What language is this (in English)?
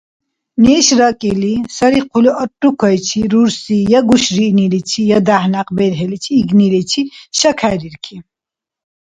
Dargwa